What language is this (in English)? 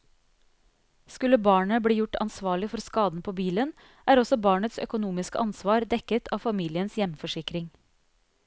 Norwegian